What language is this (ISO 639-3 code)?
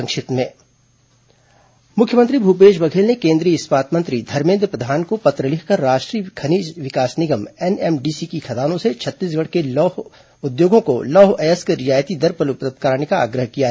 hin